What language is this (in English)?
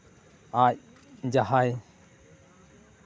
Santali